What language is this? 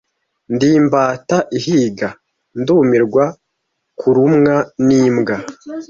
Kinyarwanda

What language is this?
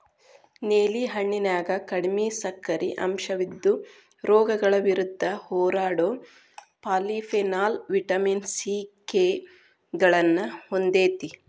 Kannada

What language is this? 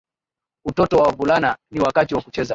Swahili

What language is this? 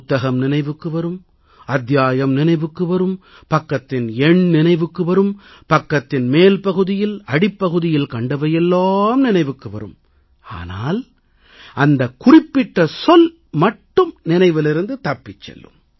Tamil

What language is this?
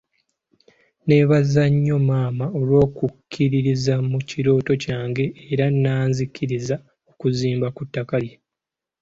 Ganda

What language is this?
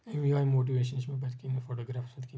Kashmiri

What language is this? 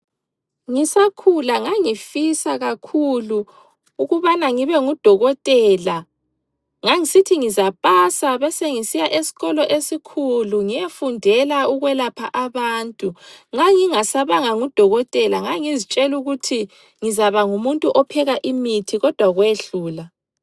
North Ndebele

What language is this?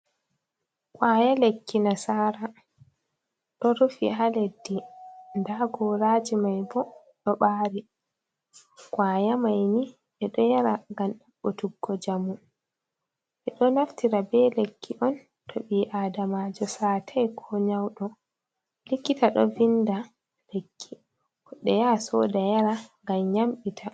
Fula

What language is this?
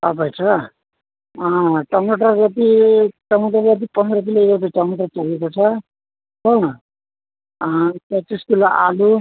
Nepali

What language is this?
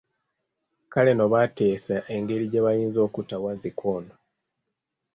Ganda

